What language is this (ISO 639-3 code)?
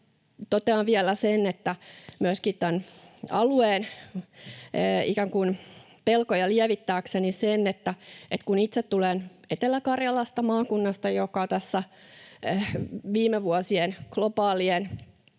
fin